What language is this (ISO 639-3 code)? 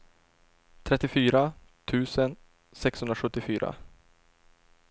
swe